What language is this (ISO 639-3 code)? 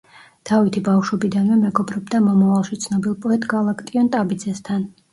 kat